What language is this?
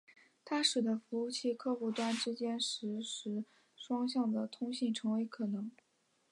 Chinese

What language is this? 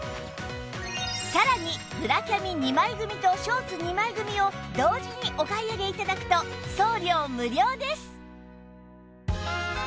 Japanese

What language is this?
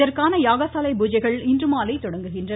Tamil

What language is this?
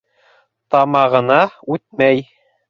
Bashkir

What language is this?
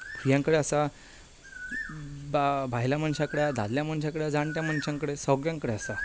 Konkani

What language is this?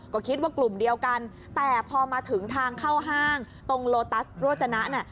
Thai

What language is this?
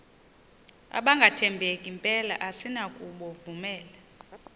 Xhosa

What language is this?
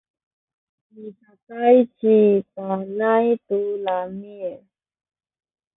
Sakizaya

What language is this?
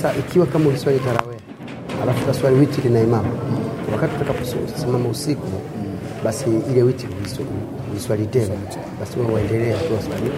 Swahili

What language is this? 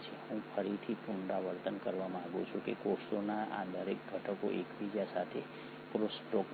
Gujarati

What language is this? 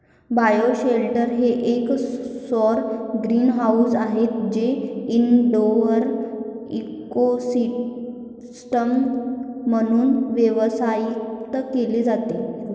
Marathi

